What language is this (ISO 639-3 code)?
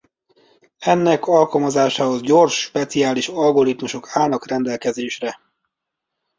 hun